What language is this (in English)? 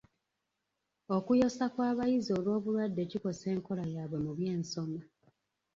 Ganda